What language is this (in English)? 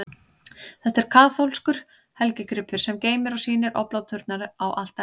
Icelandic